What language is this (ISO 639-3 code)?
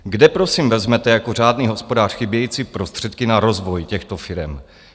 ces